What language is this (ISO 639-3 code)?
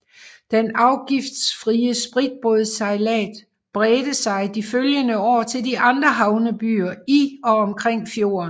dan